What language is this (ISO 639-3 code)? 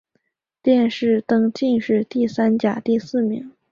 zho